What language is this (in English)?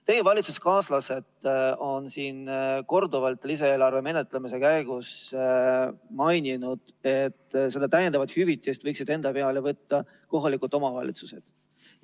Estonian